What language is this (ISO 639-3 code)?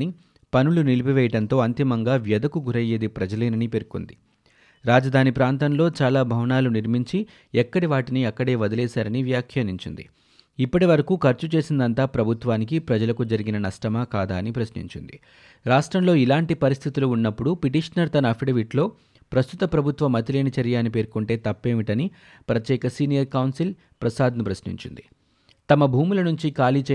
tel